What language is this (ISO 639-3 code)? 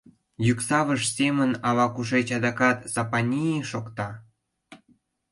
chm